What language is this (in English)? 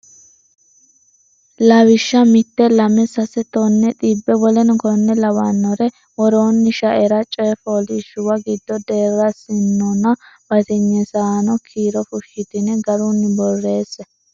Sidamo